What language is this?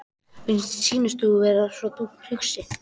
Icelandic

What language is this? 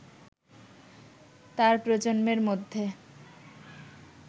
Bangla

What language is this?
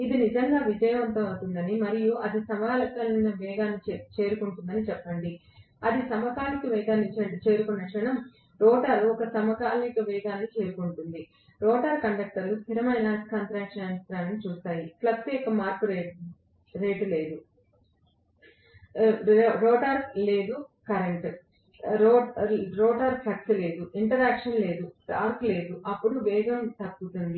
Telugu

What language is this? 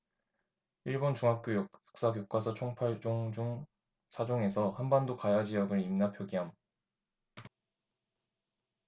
Korean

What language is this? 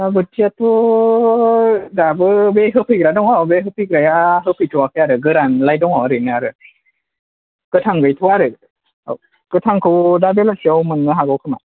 Bodo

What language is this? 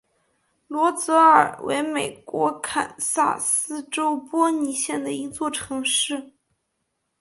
Chinese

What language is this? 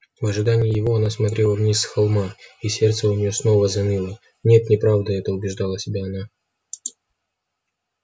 Russian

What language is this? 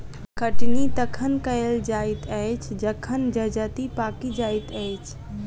Maithili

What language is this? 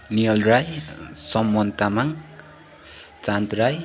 Nepali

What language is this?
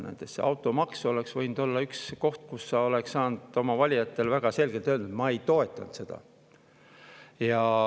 Estonian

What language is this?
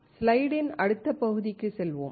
Tamil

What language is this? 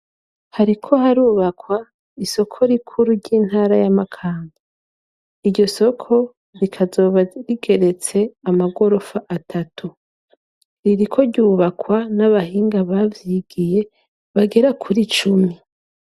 Rundi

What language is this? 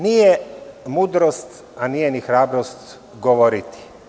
Serbian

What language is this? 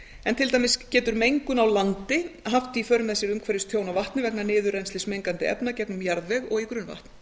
Icelandic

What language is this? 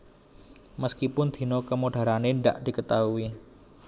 Javanese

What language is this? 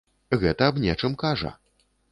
Belarusian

